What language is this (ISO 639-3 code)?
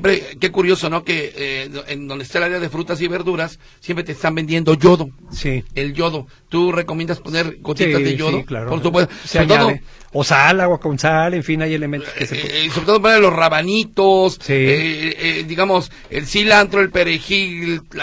spa